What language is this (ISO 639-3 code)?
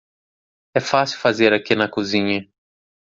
por